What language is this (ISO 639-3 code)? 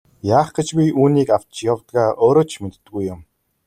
mon